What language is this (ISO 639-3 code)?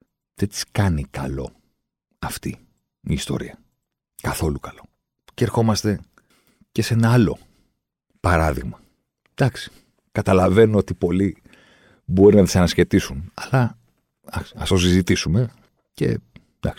ell